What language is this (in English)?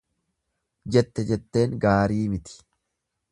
Oromo